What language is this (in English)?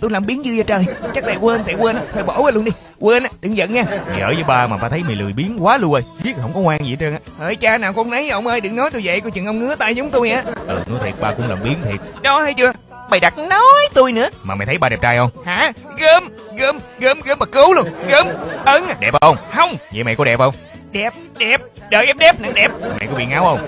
Vietnamese